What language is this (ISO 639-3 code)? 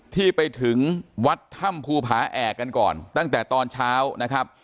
tha